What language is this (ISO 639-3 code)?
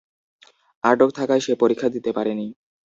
ben